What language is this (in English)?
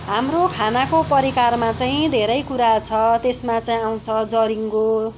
Nepali